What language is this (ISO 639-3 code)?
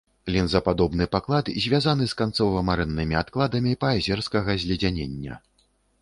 bel